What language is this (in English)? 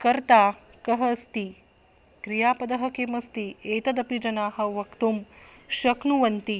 Sanskrit